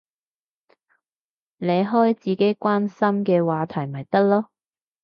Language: Cantonese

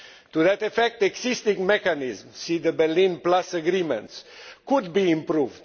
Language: English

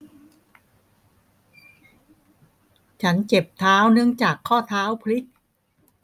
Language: Thai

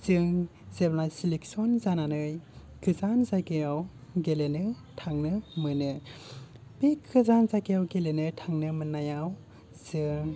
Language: Bodo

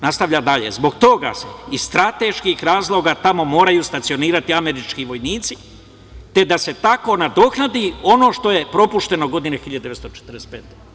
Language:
Serbian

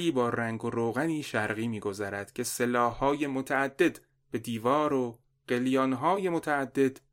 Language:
Persian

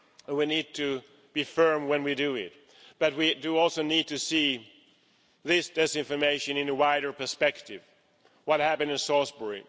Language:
English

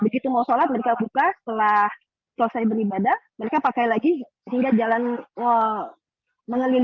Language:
Indonesian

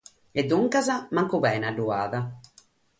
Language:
Sardinian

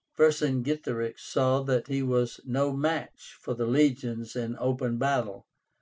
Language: English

